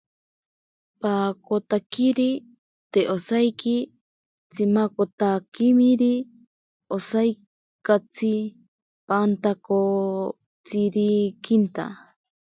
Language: Ashéninka Perené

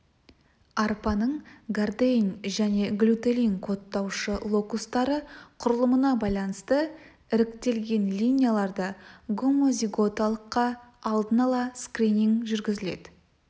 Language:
Kazakh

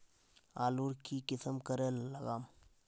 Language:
Magahi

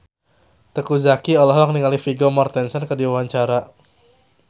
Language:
Sundanese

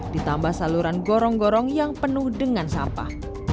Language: Indonesian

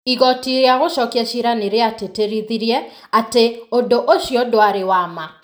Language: Kikuyu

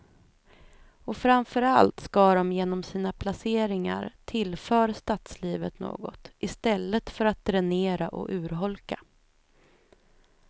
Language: Swedish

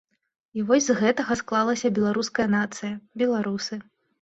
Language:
Belarusian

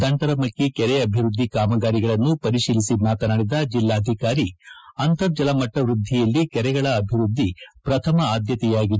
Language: Kannada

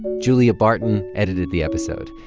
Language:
English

